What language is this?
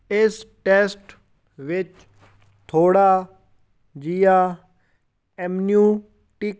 Punjabi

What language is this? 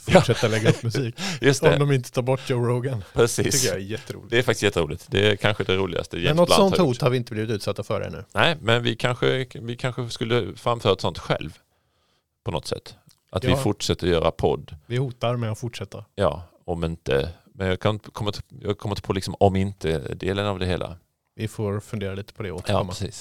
Swedish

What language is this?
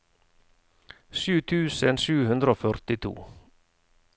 Norwegian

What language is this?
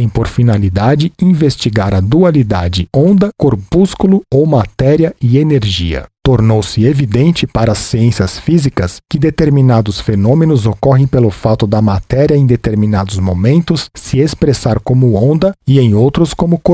Portuguese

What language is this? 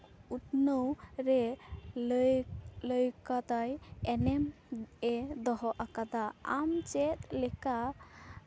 Santali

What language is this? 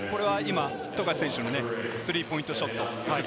Japanese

